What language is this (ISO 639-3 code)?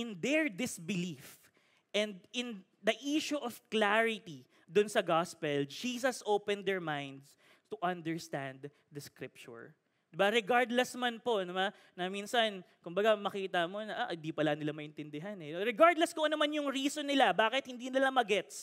fil